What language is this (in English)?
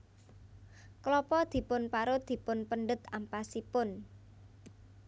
Javanese